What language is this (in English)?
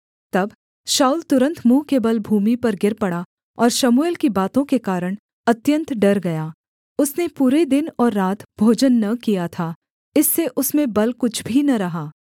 Hindi